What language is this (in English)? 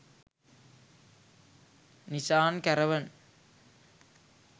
Sinhala